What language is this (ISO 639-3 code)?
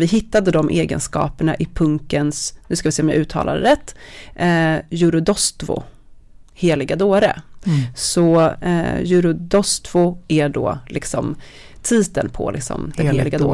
swe